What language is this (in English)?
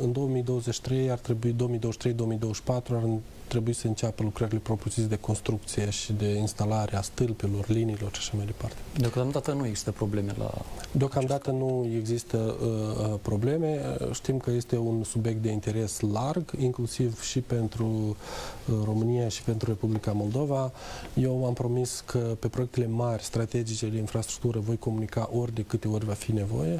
Romanian